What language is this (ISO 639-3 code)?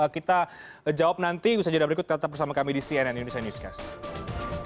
ind